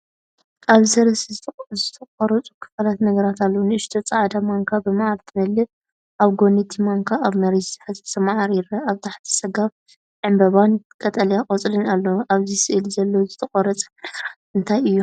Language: Tigrinya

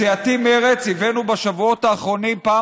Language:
Hebrew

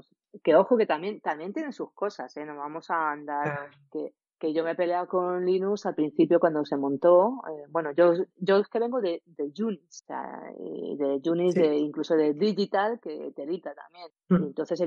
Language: Spanish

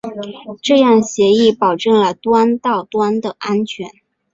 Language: Chinese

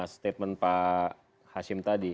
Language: Indonesian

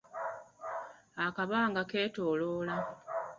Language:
Ganda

